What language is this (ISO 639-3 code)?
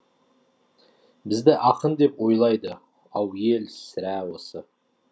kaz